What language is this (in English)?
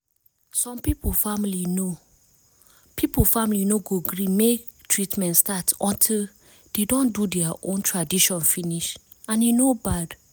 Nigerian Pidgin